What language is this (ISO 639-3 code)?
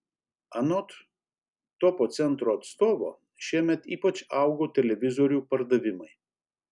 lit